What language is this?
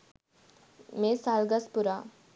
Sinhala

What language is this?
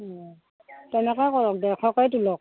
Assamese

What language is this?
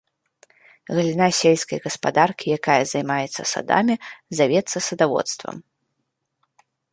Belarusian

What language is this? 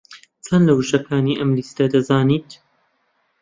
Central Kurdish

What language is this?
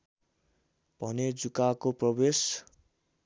Nepali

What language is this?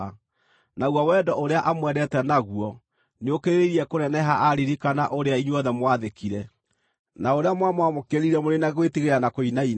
Kikuyu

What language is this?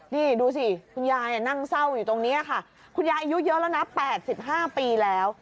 Thai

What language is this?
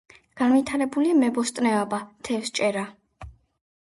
Georgian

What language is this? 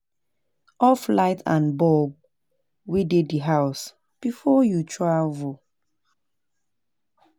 Nigerian Pidgin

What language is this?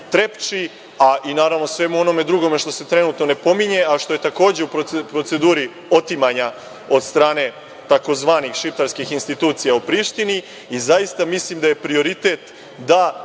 Serbian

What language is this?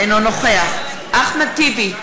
Hebrew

